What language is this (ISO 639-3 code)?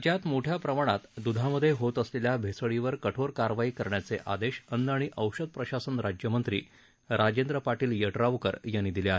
mar